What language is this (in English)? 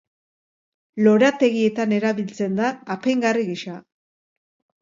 Basque